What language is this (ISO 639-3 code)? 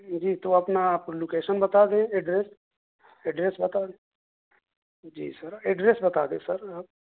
urd